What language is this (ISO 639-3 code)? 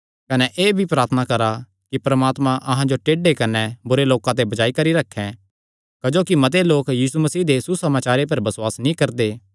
xnr